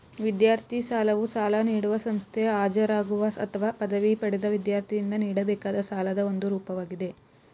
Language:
Kannada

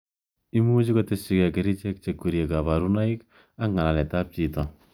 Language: Kalenjin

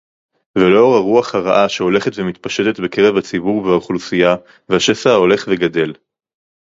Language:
Hebrew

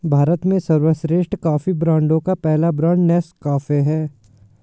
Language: Hindi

